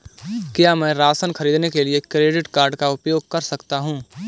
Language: Hindi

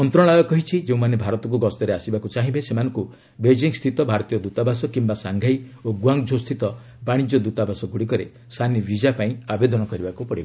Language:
Odia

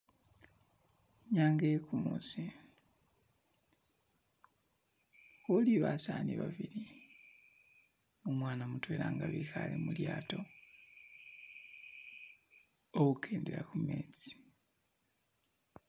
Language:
Masaaba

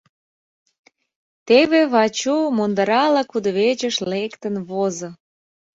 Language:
Mari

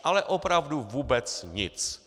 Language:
Czech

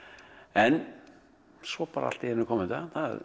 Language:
Icelandic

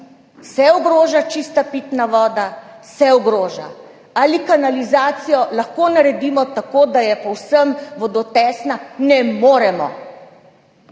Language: Slovenian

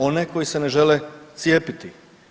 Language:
Croatian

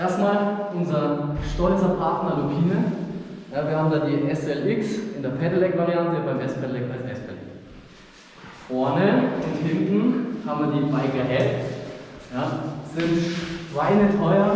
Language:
German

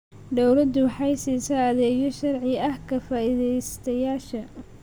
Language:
Somali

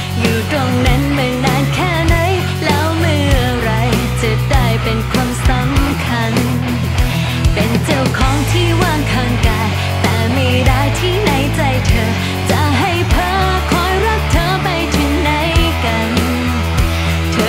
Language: Thai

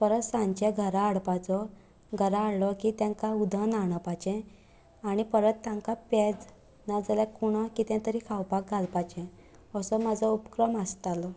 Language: Konkani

